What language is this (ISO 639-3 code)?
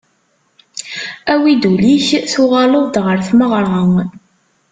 kab